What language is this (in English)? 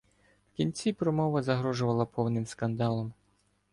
Ukrainian